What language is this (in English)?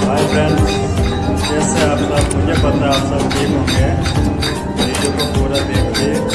Hindi